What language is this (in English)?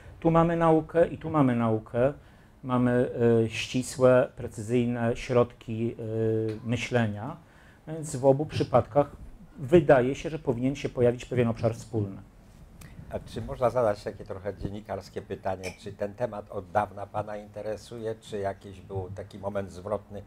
Polish